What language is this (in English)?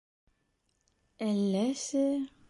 Bashkir